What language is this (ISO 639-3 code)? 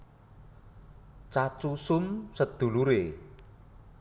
jav